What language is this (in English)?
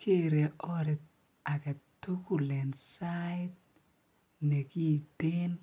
Kalenjin